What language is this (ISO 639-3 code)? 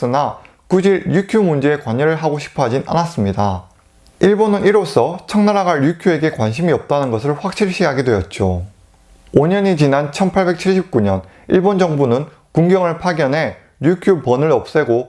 kor